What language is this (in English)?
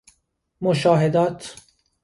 Persian